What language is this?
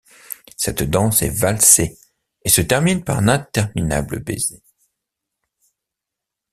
French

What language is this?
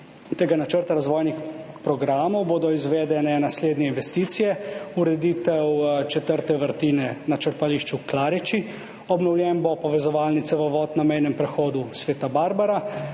Slovenian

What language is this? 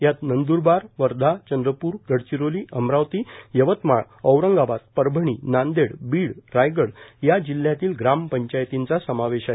Marathi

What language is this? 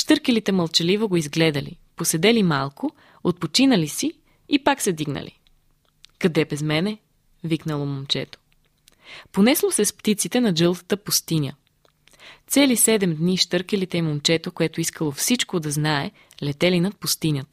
Bulgarian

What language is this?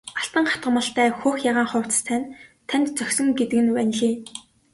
Mongolian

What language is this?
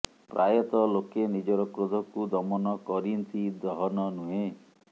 Odia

